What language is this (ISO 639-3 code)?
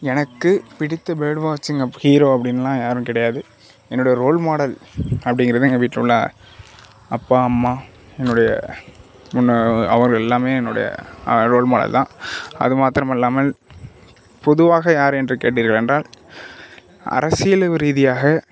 tam